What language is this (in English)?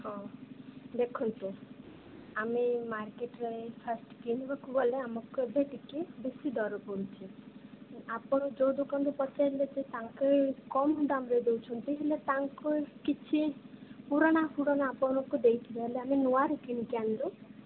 Odia